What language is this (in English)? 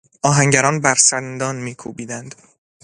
Persian